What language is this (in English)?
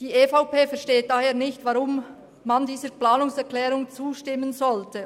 Swiss German